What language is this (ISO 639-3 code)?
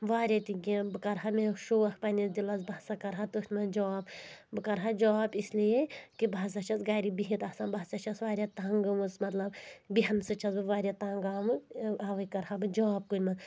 kas